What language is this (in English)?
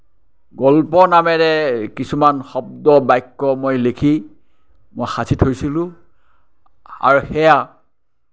Assamese